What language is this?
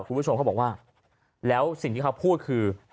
Thai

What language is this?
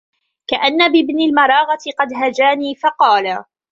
Arabic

